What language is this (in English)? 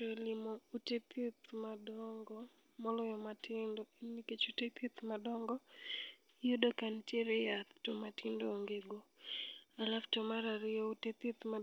Luo (Kenya and Tanzania)